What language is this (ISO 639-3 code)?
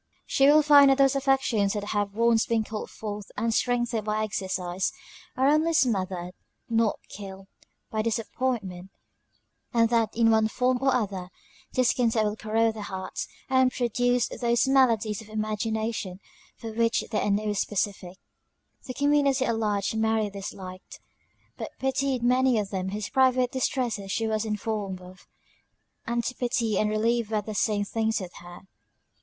eng